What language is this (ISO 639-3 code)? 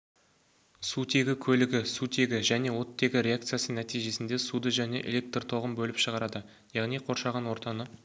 kaz